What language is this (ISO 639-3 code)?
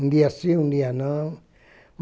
por